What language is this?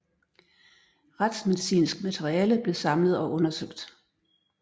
Danish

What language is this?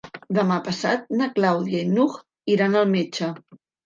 Catalan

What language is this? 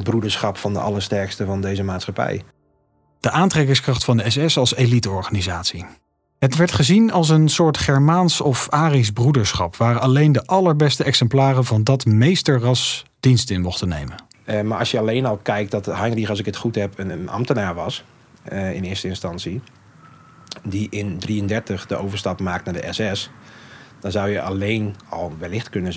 Dutch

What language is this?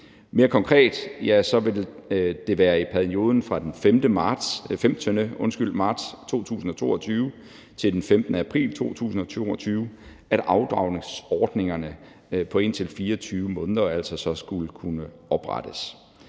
Danish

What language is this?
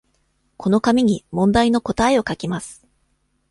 Japanese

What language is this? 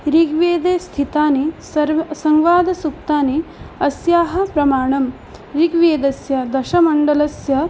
Sanskrit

